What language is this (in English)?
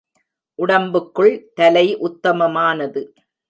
Tamil